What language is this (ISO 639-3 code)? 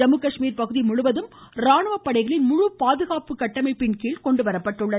tam